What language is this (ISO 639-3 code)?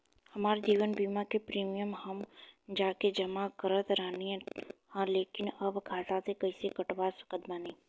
bho